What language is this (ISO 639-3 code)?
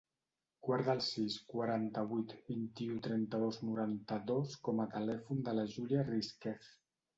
cat